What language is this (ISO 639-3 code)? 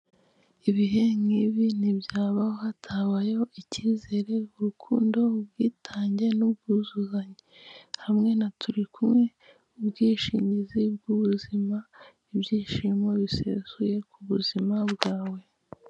kin